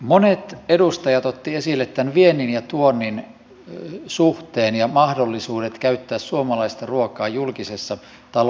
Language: Finnish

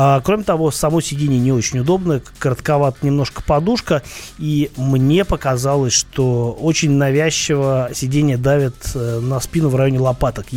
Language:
Russian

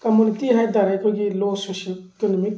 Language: Manipuri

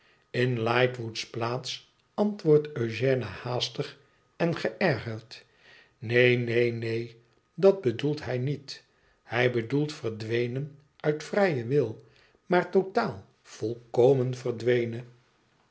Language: Dutch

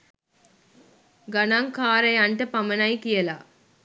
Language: Sinhala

